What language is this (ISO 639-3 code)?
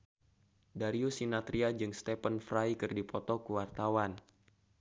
sun